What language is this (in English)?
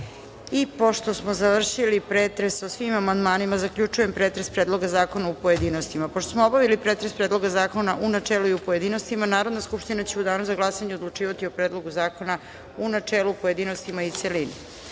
Serbian